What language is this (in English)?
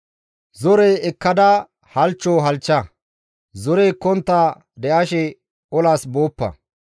Gamo